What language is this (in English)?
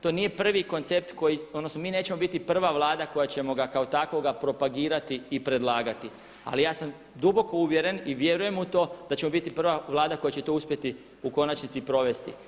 Croatian